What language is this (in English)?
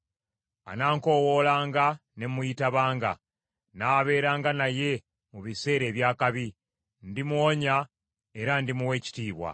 Ganda